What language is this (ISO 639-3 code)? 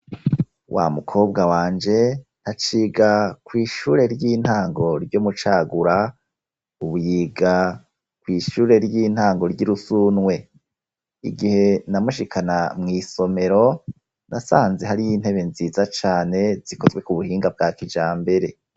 run